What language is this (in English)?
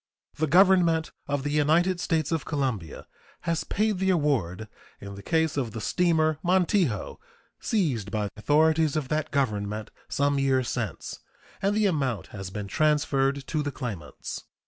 English